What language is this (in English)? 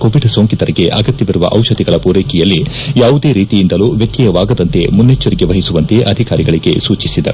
Kannada